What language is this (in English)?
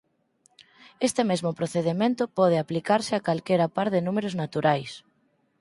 Galician